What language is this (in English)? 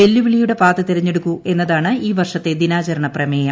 Malayalam